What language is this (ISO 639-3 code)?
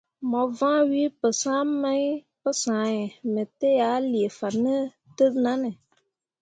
mua